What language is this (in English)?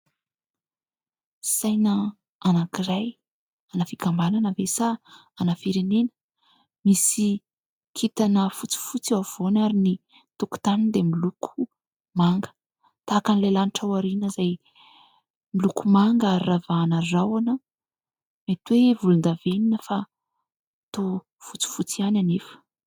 Malagasy